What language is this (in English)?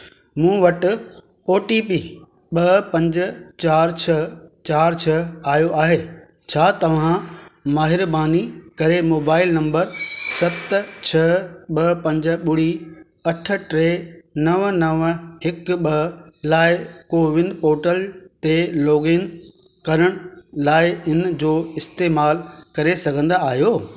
Sindhi